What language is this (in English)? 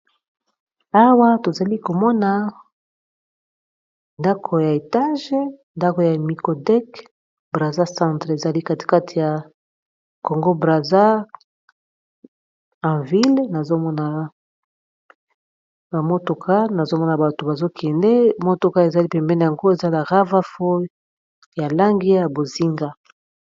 Lingala